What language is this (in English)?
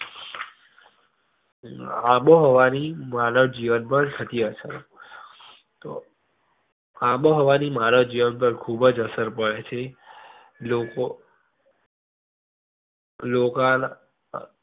Gujarati